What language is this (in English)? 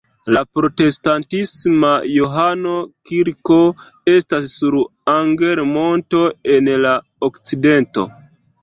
Esperanto